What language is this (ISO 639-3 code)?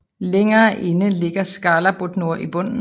dan